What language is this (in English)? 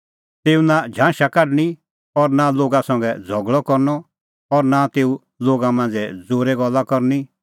Kullu Pahari